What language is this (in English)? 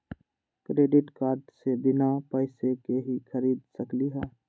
Magahi